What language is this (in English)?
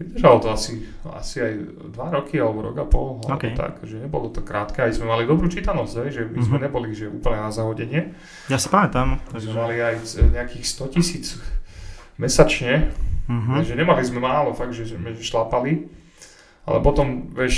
Slovak